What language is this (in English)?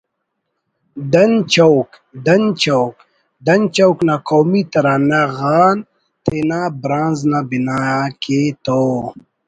Brahui